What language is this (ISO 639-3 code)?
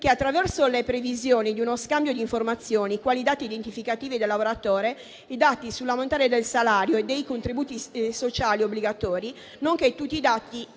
ita